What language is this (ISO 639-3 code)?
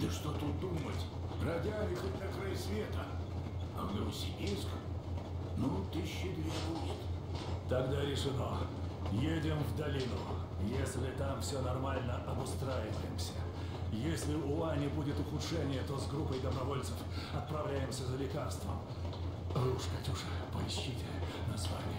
rus